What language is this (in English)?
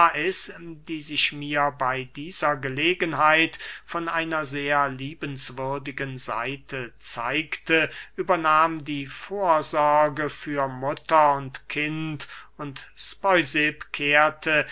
German